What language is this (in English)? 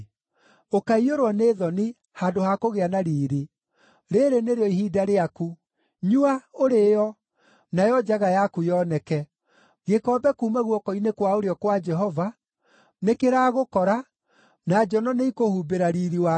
Kikuyu